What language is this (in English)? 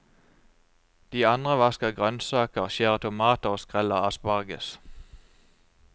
Norwegian